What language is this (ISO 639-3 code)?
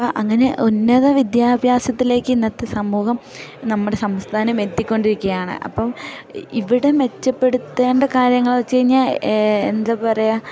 mal